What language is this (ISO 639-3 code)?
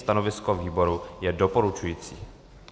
ces